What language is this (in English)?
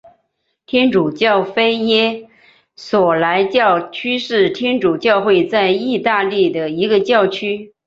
Chinese